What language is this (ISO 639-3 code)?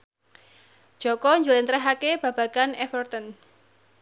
jav